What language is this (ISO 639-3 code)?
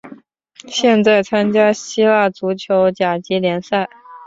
zho